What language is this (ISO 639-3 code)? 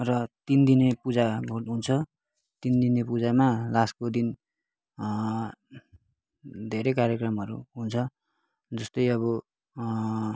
nep